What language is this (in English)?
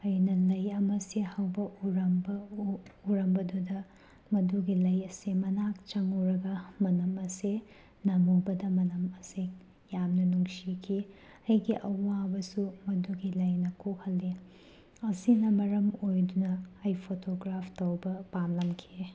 Manipuri